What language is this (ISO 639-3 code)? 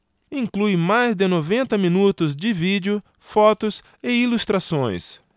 por